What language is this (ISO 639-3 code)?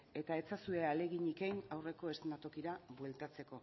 eus